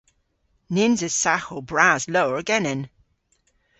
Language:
Cornish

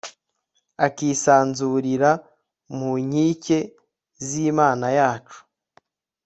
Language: Kinyarwanda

